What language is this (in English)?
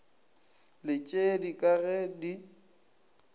Northern Sotho